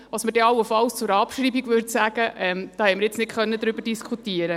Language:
Swiss German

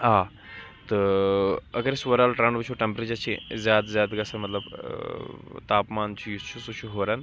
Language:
Kashmiri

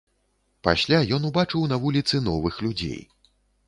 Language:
Belarusian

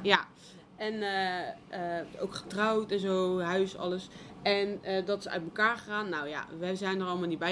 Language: Dutch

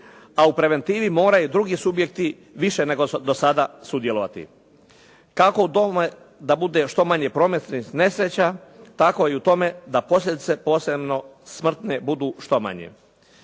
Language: Croatian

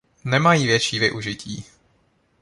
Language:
Czech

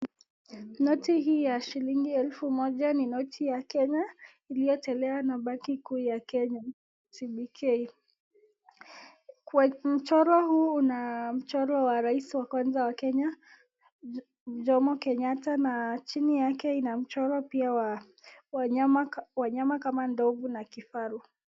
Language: Swahili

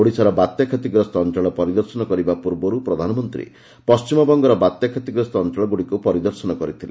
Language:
Odia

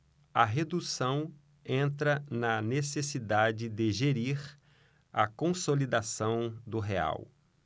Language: Portuguese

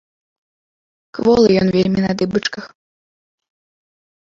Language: Belarusian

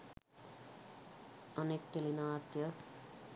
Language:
Sinhala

